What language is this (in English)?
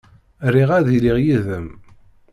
Kabyle